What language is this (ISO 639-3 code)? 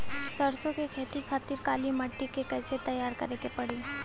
bho